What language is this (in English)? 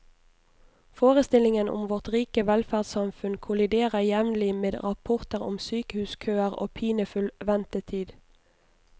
Norwegian